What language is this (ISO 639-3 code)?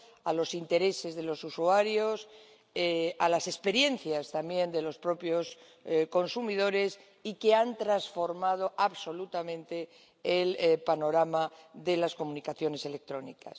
spa